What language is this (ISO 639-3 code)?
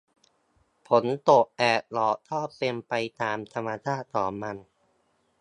tha